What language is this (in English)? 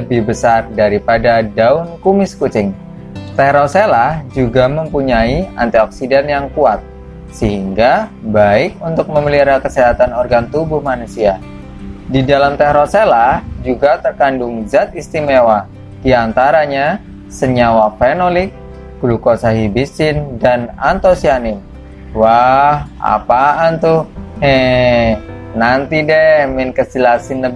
Indonesian